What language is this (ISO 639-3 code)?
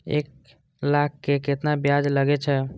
mai